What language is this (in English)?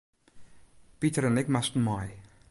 Western Frisian